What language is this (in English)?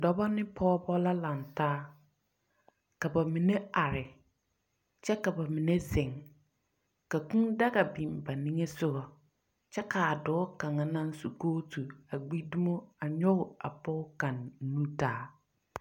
Southern Dagaare